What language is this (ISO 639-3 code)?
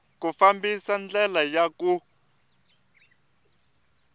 tso